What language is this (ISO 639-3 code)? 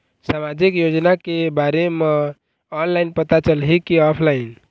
hne